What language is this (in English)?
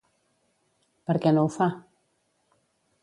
Catalan